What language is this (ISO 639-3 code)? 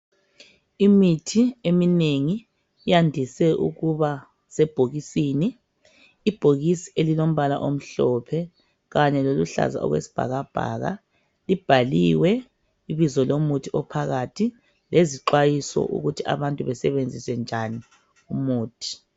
nde